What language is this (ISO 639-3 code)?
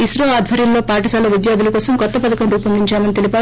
tel